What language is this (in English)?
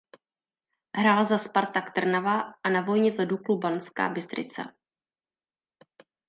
Czech